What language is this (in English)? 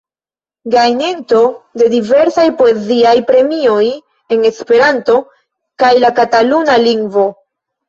Esperanto